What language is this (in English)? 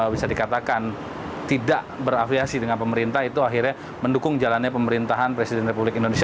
Indonesian